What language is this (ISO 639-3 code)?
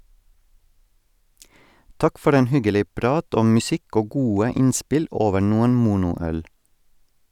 nor